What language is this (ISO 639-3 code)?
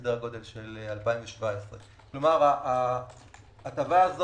heb